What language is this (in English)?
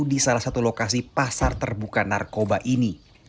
Indonesian